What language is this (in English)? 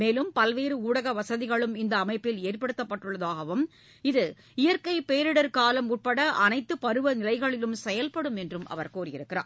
Tamil